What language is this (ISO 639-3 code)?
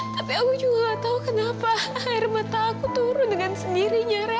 ind